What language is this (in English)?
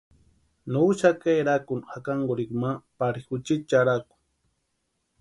Western Highland Purepecha